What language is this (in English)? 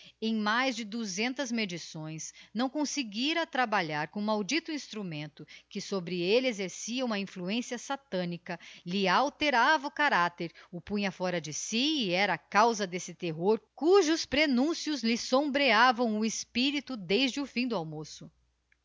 Portuguese